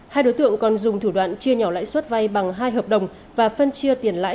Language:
Vietnamese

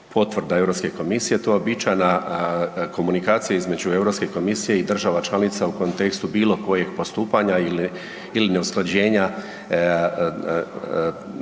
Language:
Croatian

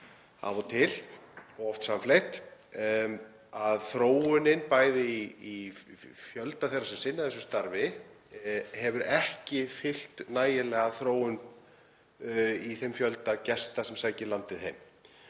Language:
Icelandic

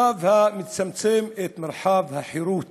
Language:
Hebrew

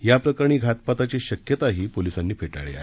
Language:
Marathi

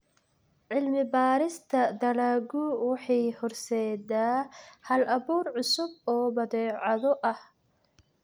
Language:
Somali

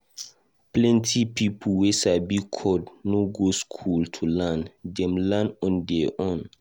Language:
Nigerian Pidgin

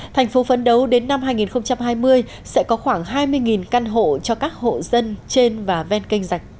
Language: Vietnamese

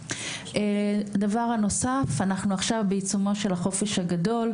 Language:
Hebrew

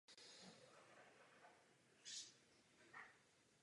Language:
Czech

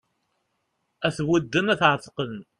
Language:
Kabyle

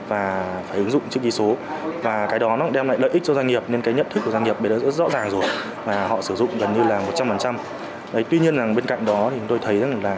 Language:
Vietnamese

